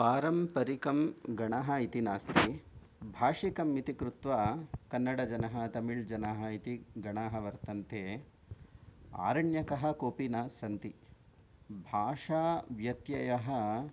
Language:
Sanskrit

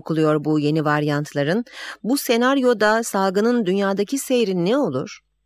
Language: Turkish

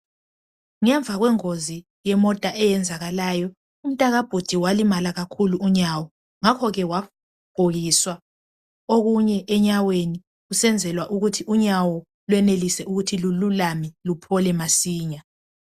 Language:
North Ndebele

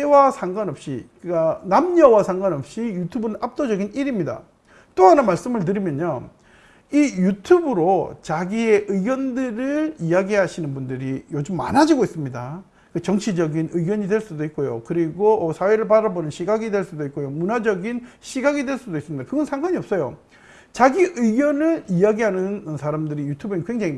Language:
Korean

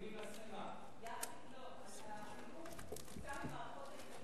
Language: Hebrew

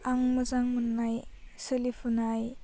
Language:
Bodo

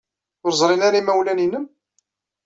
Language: Kabyle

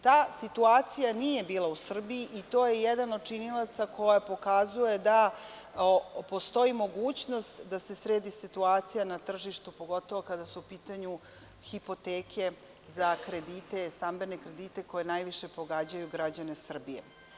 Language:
Serbian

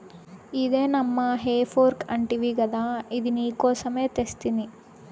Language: Telugu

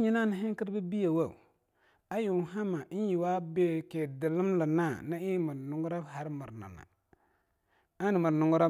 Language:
Longuda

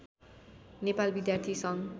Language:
Nepali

